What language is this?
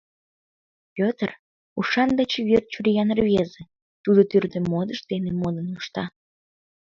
Mari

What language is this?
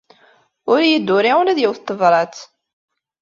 Kabyle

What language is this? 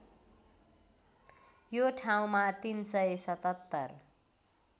Nepali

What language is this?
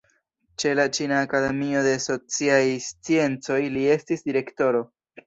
Esperanto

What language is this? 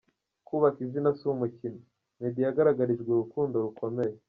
Kinyarwanda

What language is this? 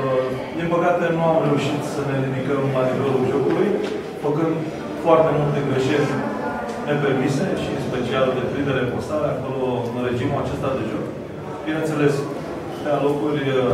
Romanian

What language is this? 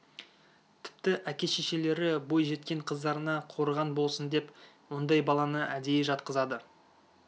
Kazakh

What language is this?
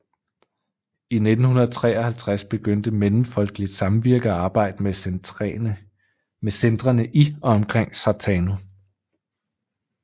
Danish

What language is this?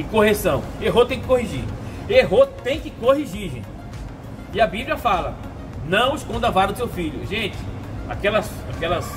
Portuguese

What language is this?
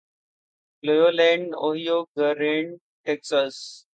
Urdu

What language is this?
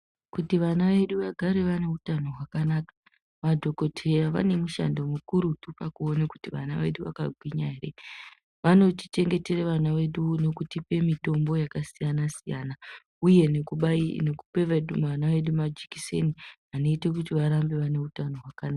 Ndau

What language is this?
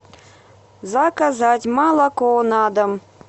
Russian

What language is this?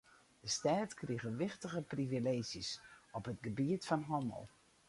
Western Frisian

